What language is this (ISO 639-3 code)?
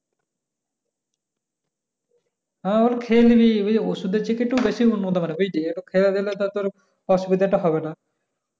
ben